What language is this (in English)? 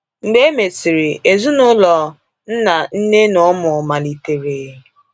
Igbo